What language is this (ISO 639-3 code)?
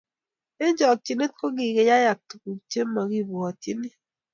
kln